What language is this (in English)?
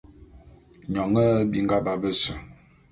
Bulu